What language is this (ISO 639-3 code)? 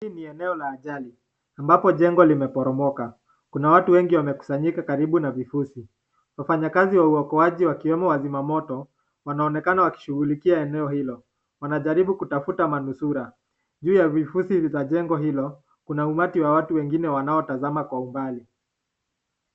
swa